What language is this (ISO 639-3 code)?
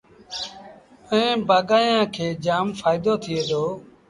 sbn